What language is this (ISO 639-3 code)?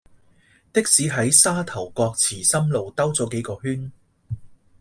yue